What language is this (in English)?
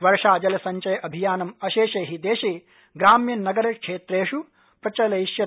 Sanskrit